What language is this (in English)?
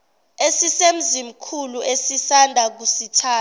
Zulu